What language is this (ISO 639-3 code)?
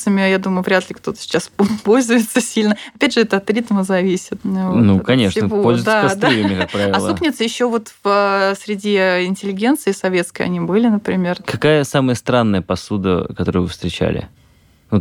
rus